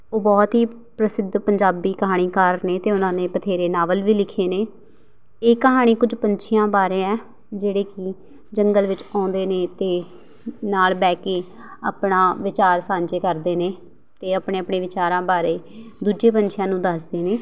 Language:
Punjabi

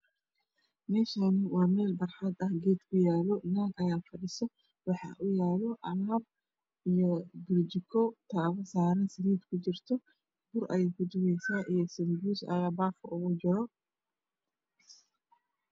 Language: Somali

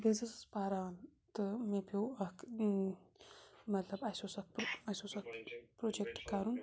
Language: Kashmiri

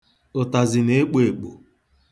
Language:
Igbo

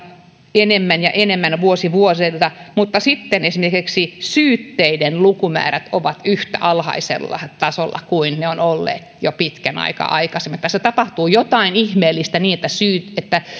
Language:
Finnish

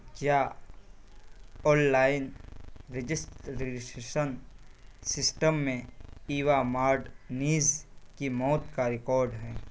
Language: Urdu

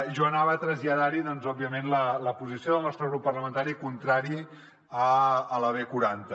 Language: Catalan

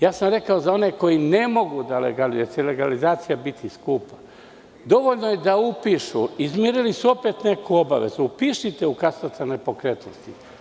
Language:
Serbian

